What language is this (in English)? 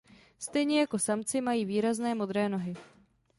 Czech